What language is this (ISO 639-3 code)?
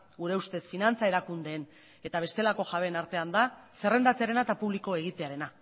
eus